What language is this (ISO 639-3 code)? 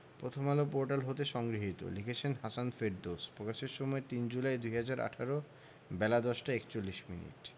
ben